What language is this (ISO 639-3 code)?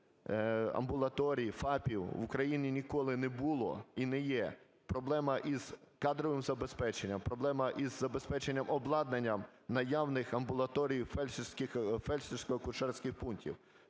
ukr